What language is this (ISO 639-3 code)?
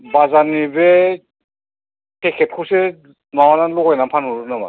brx